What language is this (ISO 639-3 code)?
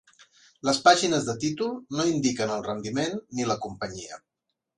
cat